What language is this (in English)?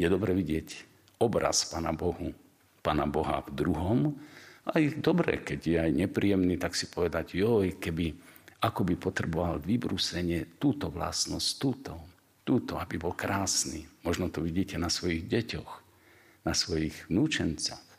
Slovak